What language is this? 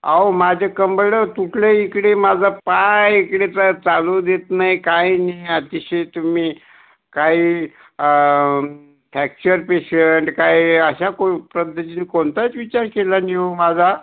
Marathi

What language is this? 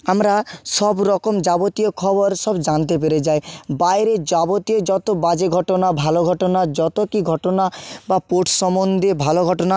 Bangla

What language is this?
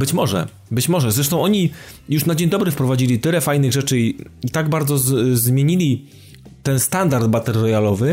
Polish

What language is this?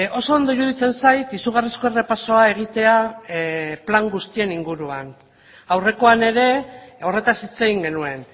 Basque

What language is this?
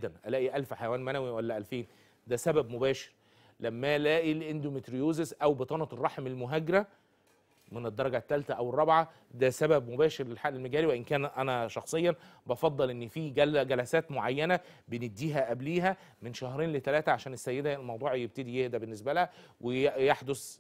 Arabic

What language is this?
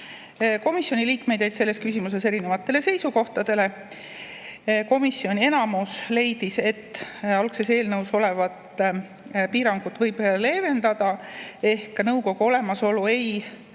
Estonian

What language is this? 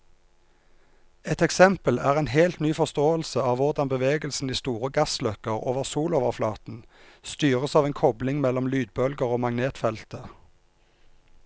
Norwegian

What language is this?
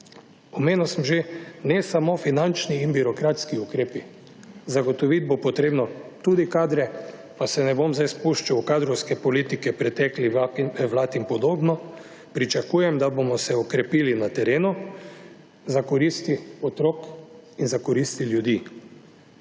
Slovenian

